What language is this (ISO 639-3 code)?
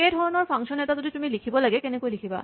asm